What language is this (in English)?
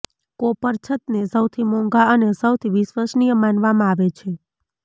Gujarati